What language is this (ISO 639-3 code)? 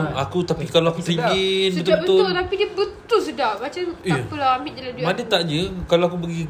msa